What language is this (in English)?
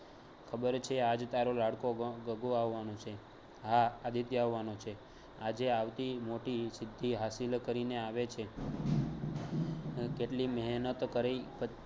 Gujarati